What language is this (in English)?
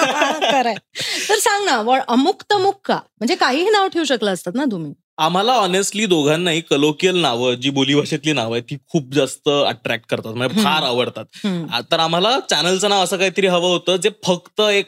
Marathi